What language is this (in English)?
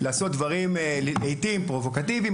Hebrew